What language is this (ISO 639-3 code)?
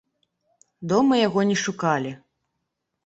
bel